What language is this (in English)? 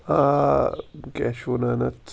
Kashmiri